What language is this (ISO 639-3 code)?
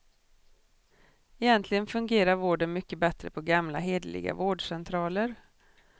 swe